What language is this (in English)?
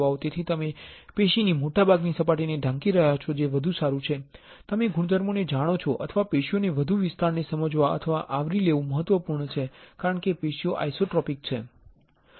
Gujarati